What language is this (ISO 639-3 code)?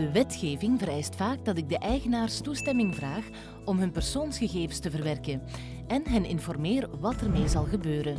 nld